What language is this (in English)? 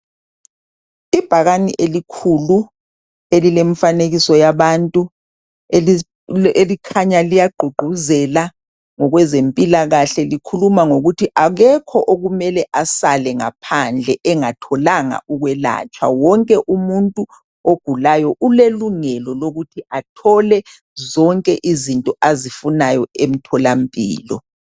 North Ndebele